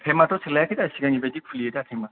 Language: Bodo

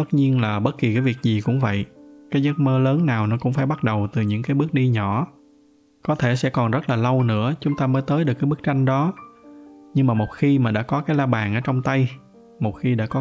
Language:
Vietnamese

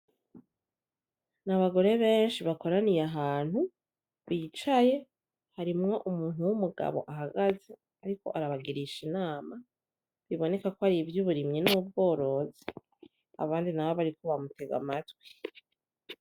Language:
Rundi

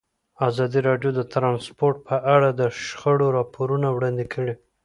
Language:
Pashto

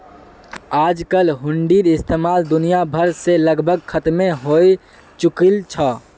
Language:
Magahi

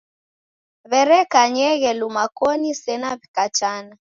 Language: Taita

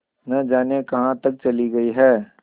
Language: Hindi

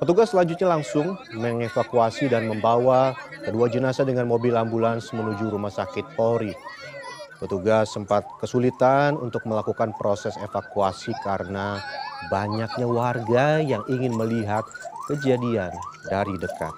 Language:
Indonesian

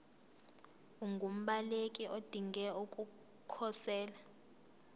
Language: Zulu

